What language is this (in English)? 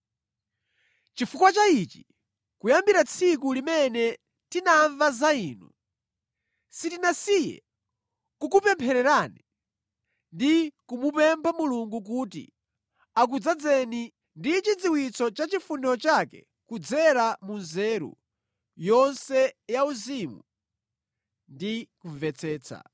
Nyanja